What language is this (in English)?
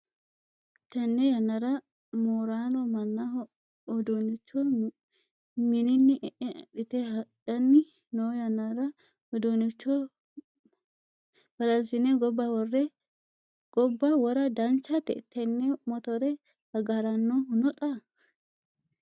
Sidamo